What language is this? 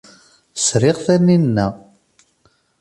Kabyle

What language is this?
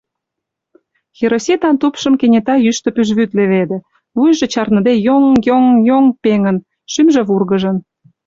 Mari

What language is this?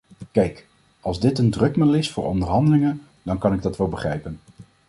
Dutch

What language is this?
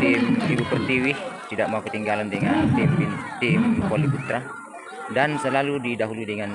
Indonesian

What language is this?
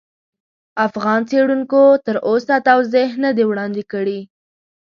Pashto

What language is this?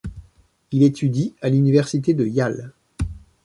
French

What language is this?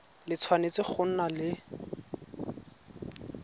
Tswana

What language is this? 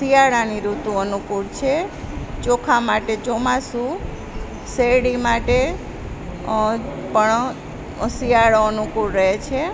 Gujarati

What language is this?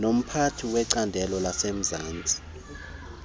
Xhosa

